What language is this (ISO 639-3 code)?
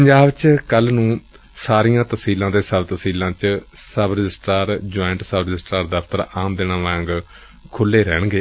pan